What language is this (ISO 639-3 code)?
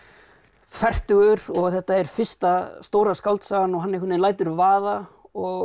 isl